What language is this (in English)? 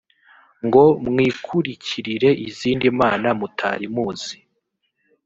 Kinyarwanda